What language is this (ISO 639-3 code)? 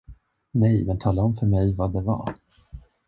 swe